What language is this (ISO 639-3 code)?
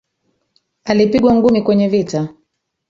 swa